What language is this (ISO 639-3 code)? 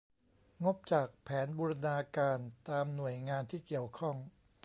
tha